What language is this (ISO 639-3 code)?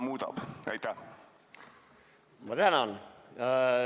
est